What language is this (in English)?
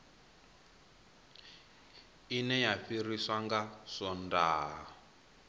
Venda